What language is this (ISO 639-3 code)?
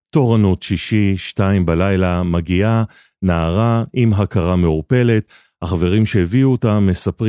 heb